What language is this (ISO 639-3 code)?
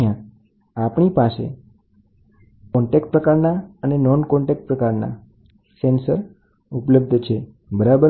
guj